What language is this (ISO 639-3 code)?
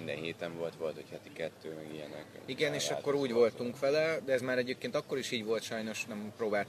hun